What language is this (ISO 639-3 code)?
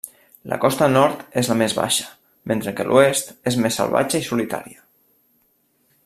cat